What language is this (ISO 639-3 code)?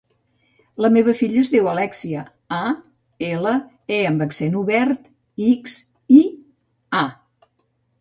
cat